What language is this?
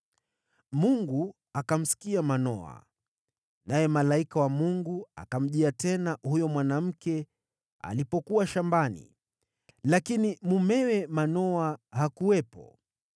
Swahili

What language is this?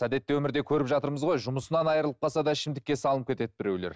Kazakh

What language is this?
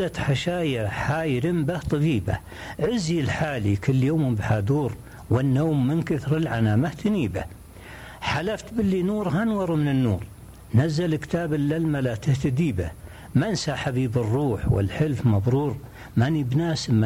Arabic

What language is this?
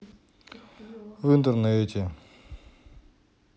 Russian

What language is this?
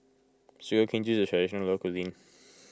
English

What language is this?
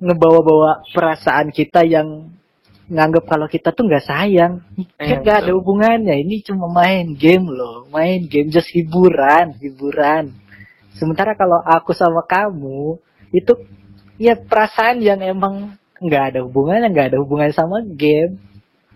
Indonesian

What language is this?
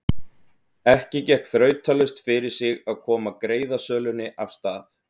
Icelandic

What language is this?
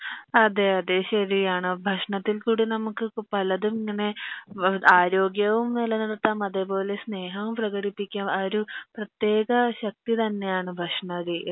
Malayalam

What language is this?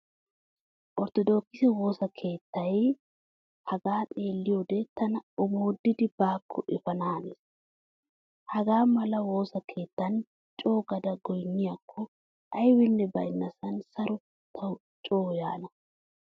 Wolaytta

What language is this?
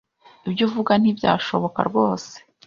Kinyarwanda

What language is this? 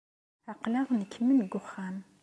Kabyle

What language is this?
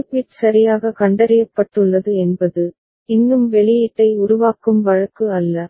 Tamil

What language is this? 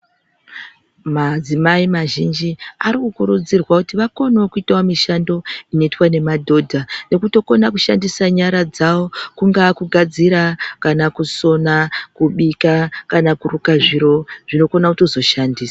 Ndau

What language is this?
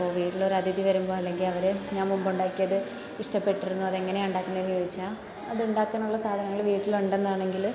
Malayalam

